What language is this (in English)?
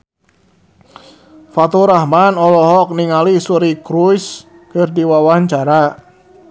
Sundanese